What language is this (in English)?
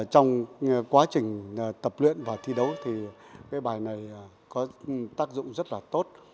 Vietnamese